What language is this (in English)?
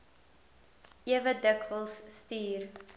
Afrikaans